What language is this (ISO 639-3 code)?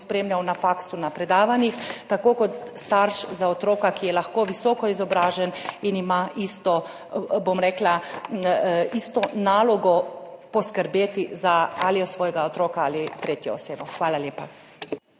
slv